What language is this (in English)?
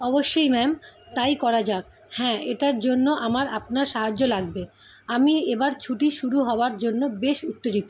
Bangla